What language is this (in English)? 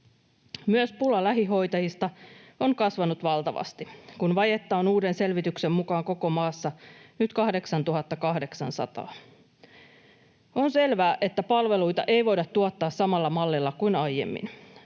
Finnish